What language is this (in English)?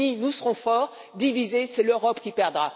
French